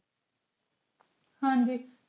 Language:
Punjabi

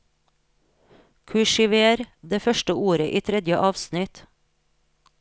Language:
Norwegian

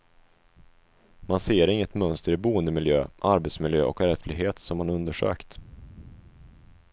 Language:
Swedish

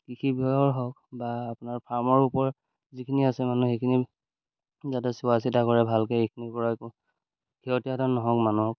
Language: Assamese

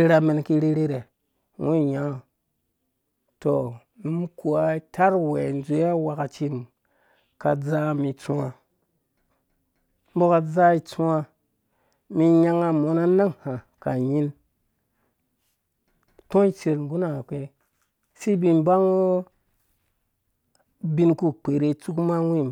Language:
Dũya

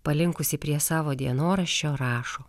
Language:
Lithuanian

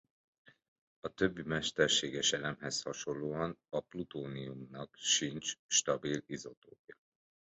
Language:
Hungarian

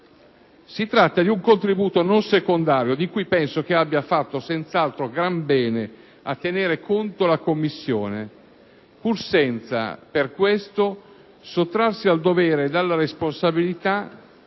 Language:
Italian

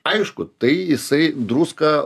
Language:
Lithuanian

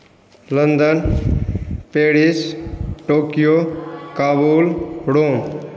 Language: Hindi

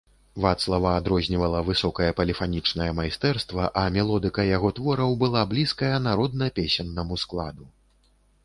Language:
Belarusian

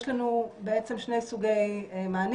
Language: Hebrew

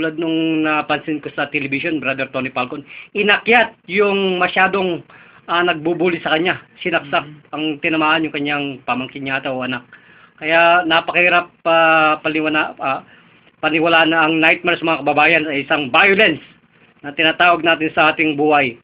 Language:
Filipino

